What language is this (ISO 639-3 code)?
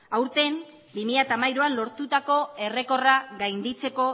eus